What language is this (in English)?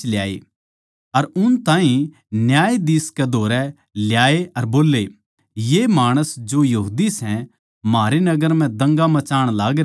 Haryanvi